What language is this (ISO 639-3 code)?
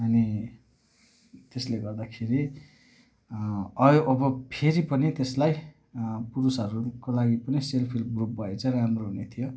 nep